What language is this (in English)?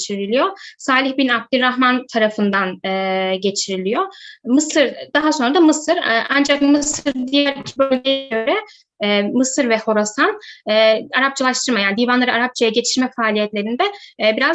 Turkish